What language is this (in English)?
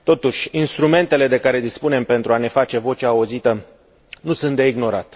Romanian